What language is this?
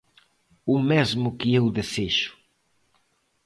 Galician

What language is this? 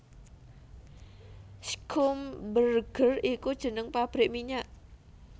Javanese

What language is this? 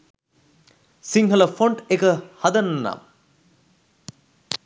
Sinhala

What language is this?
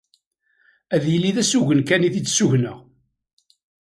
Kabyle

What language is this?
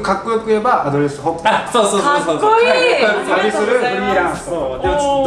Japanese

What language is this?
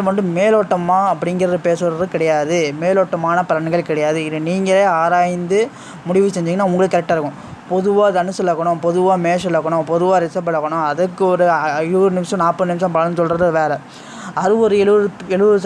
Turkish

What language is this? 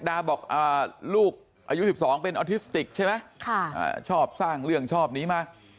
Thai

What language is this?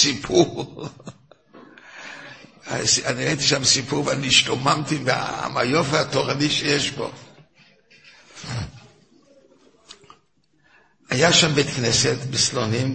Hebrew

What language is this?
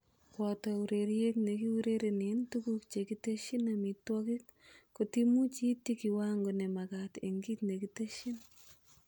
Kalenjin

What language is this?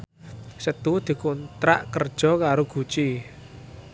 Javanese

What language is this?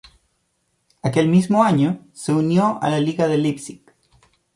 Spanish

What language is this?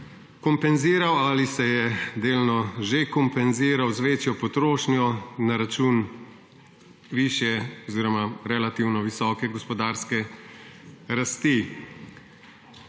Slovenian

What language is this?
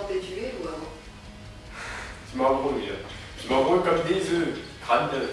French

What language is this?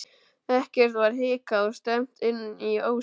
Icelandic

